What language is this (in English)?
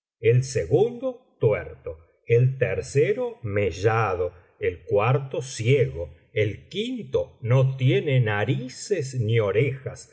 Spanish